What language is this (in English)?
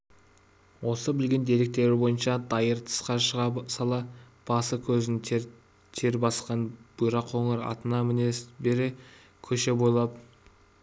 Kazakh